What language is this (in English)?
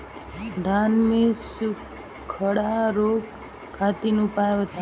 Bhojpuri